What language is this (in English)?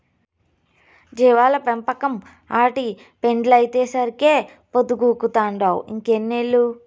Telugu